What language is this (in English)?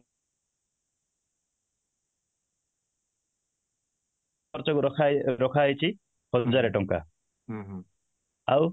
Odia